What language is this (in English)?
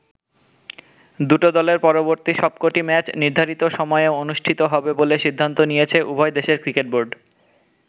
Bangla